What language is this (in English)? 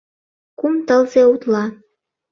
Mari